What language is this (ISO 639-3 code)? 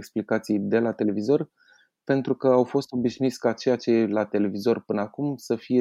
ron